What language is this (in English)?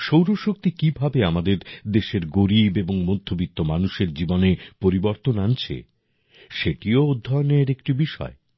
Bangla